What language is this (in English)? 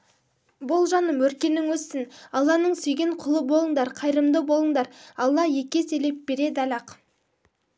Kazakh